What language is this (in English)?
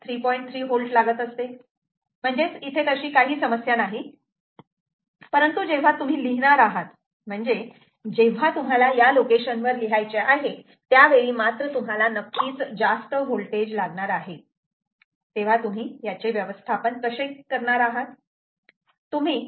Marathi